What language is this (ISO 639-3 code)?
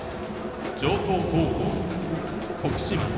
jpn